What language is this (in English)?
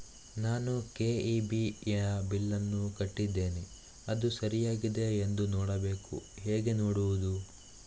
Kannada